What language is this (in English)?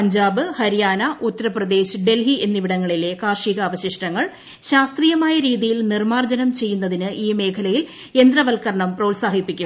Malayalam